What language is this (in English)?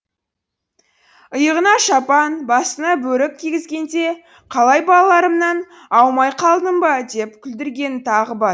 Kazakh